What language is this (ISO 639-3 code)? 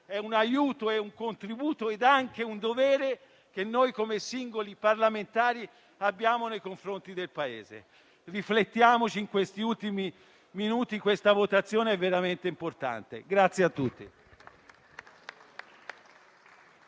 ita